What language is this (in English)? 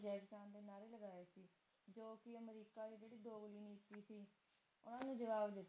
Punjabi